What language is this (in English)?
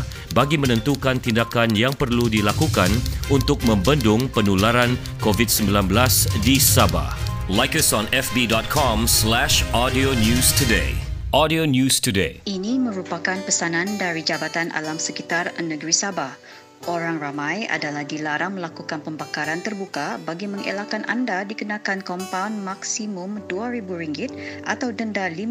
Malay